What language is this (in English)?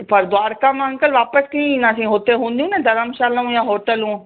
Sindhi